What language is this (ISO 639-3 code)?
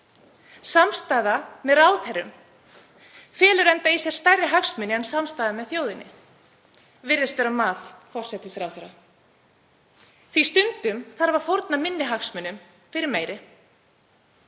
isl